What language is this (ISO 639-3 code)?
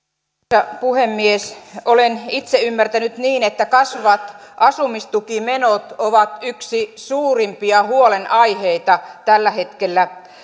fin